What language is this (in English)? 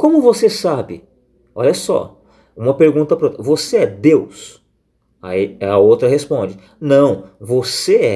Portuguese